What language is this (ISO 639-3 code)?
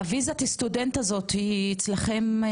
heb